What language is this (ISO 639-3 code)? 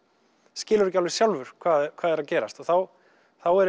isl